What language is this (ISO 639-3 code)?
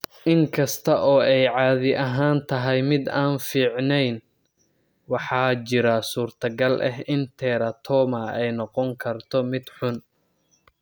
som